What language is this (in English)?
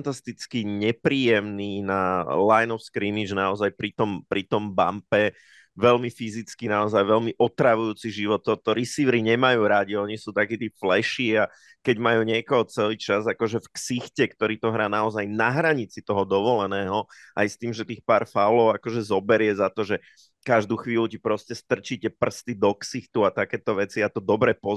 Slovak